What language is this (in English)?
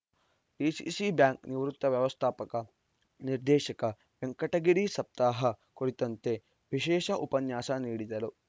Kannada